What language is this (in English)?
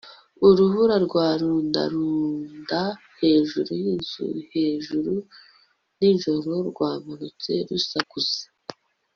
Kinyarwanda